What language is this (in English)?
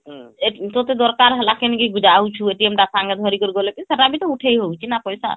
Odia